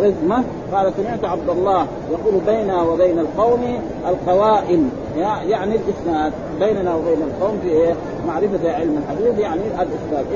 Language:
Arabic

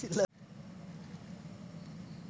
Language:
Kannada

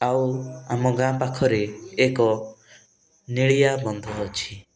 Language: Odia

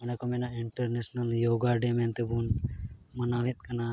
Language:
Santali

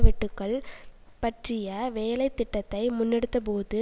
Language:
Tamil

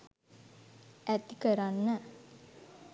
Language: Sinhala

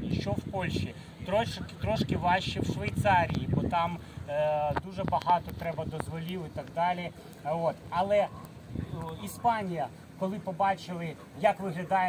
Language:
Ukrainian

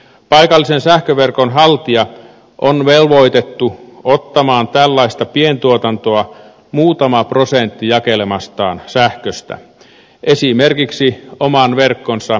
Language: Finnish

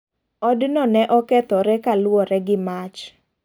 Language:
Luo (Kenya and Tanzania)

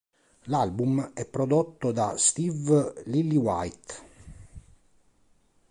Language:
Italian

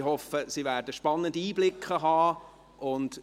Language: Swiss German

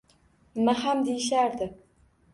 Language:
Uzbek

